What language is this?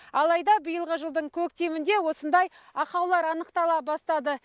Kazakh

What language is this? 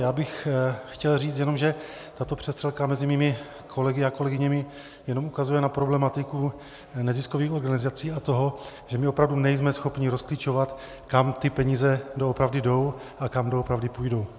Czech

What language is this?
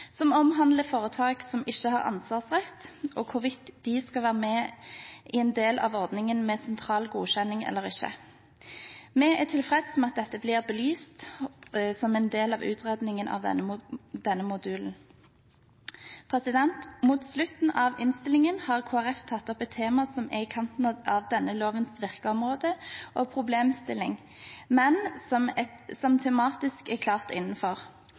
Norwegian Bokmål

